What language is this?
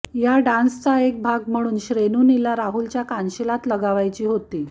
Marathi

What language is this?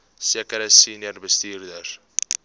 Afrikaans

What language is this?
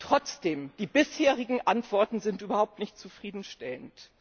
German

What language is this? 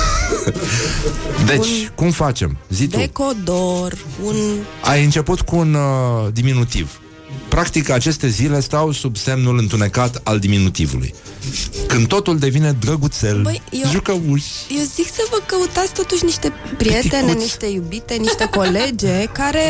Romanian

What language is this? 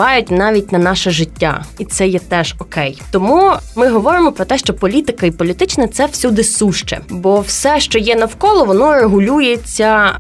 Ukrainian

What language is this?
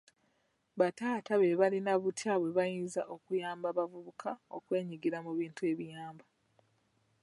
Ganda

